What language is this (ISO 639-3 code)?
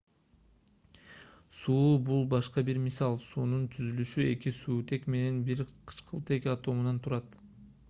kir